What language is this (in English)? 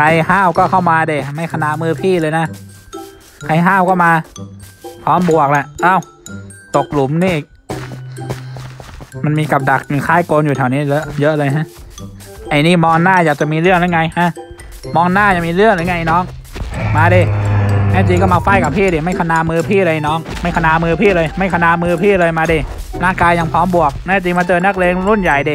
Thai